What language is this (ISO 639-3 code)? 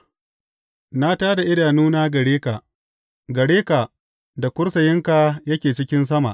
hau